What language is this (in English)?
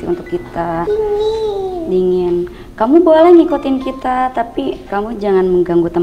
Indonesian